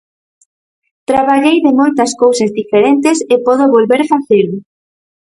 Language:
Galician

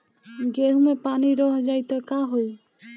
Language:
Bhojpuri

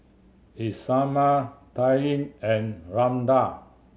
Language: English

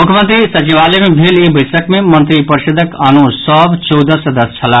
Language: Maithili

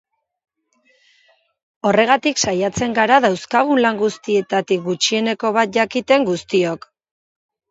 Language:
Basque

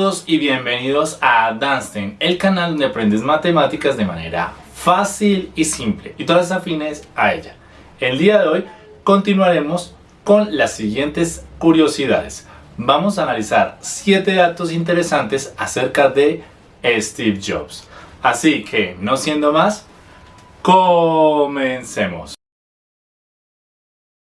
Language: Spanish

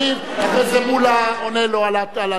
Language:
Hebrew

